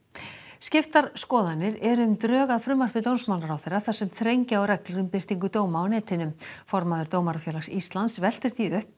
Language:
Icelandic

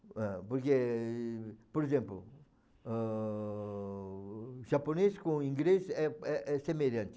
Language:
Portuguese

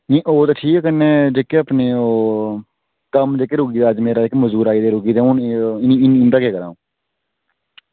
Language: Dogri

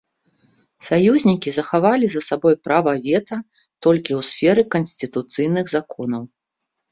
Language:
Belarusian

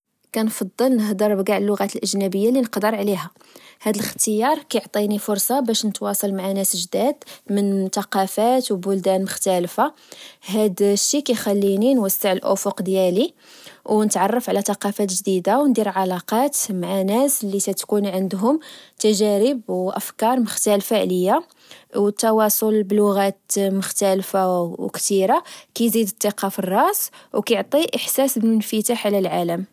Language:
Moroccan Arabic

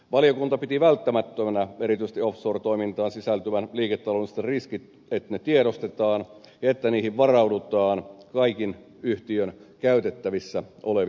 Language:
Finnish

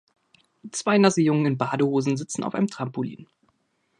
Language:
German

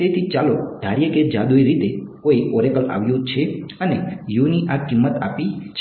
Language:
Gujarati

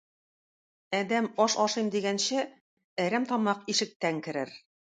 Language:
Tatar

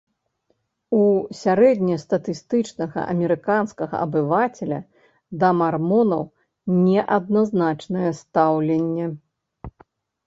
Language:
Belarusian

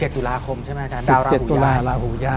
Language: Thai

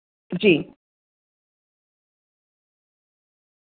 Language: Dogri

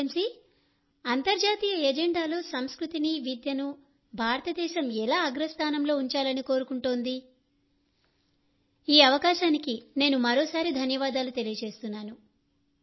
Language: Telugu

